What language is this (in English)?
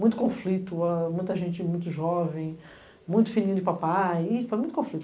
Portuguese